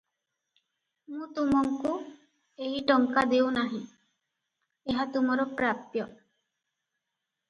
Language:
Odia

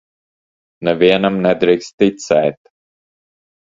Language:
Latvian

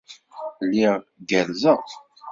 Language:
Kabyle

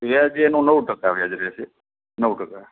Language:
Gujarati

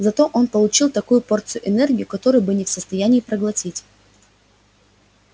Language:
Russian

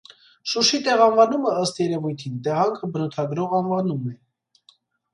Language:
Armenian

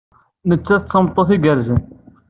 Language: Kabyle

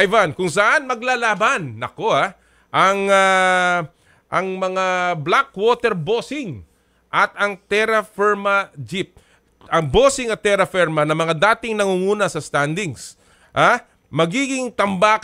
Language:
Filipino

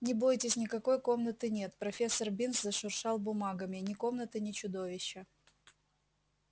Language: Russian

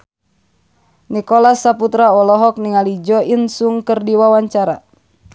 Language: Sundanese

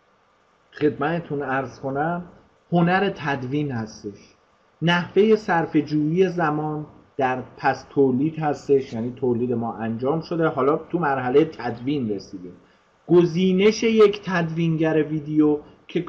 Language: Persian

